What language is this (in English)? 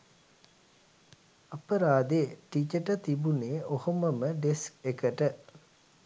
Sinhala